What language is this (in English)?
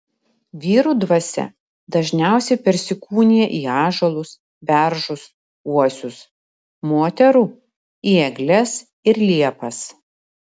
Lithuanian